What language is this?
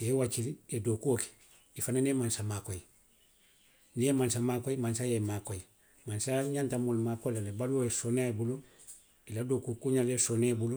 Western Maninkakan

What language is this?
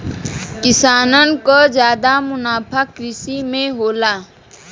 Bhojpuri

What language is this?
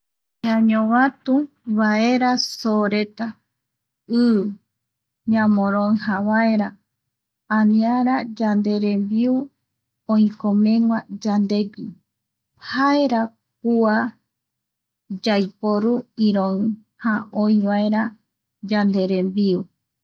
Eastern Bolivian Guaraní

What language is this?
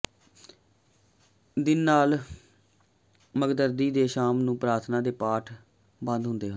Punjabi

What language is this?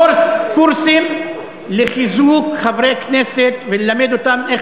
Hebrew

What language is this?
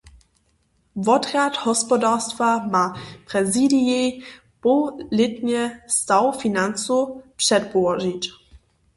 Upper Sorbian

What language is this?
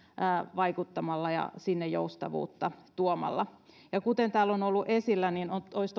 Finnish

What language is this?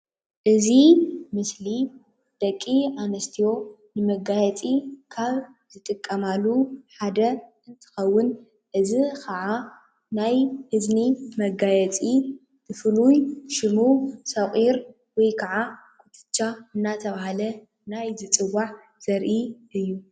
Tigrinya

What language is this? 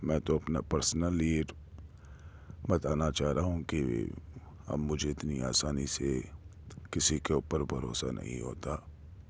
Urdu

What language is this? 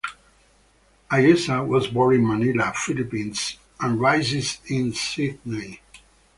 English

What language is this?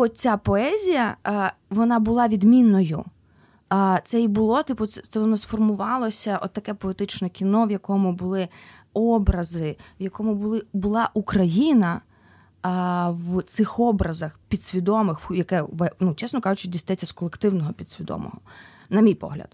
Ukrainian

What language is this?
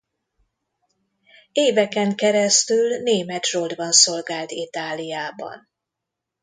Hungarian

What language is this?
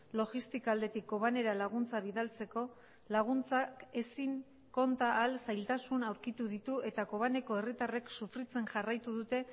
Basque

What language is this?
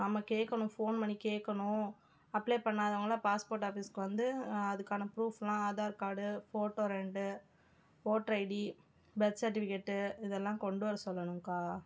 Tamil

